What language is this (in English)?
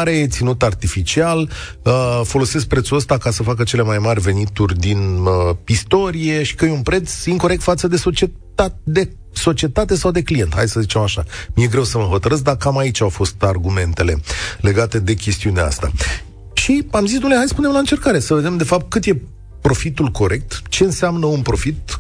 Romanian